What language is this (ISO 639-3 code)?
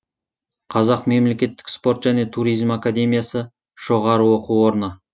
kaz